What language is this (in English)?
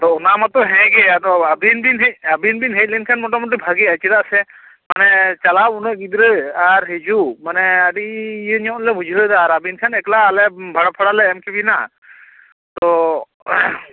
Santali